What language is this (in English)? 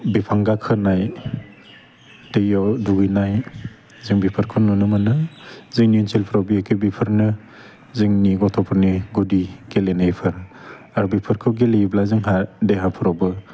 Bodo